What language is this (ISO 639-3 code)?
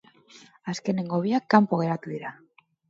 eus